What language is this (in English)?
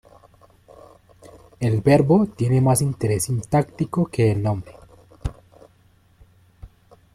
Spanish